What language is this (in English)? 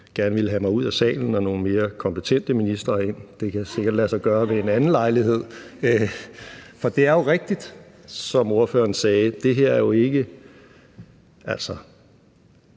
Danish